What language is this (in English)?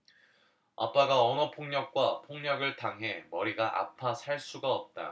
Korean